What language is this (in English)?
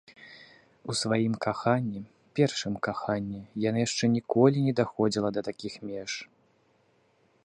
Belarusian